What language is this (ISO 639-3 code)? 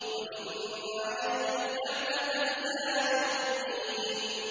ara